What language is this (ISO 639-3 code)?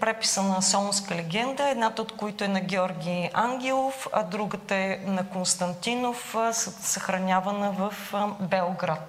bul